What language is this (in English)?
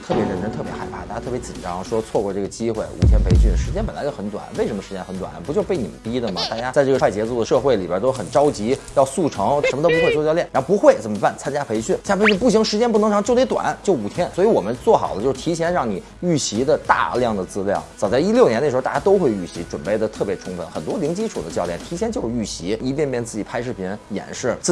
Chinese